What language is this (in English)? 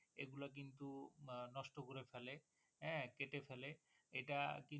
Bangla